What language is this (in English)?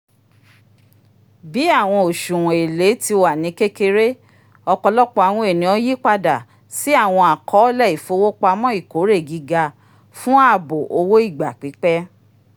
Yoruba